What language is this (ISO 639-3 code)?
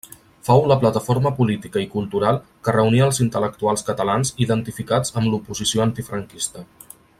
cat